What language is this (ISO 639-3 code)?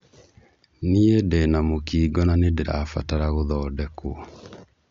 kik